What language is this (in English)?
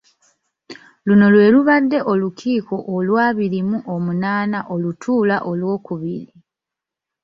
Ganda